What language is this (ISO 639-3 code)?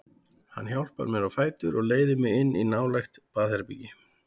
isl